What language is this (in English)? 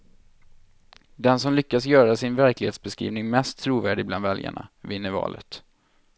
Swedish